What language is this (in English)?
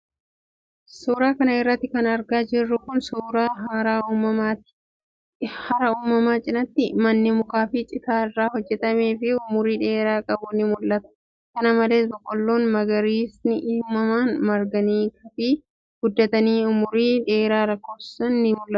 Oromo